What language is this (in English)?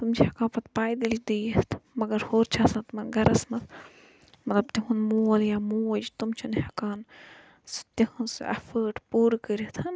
Kashmiri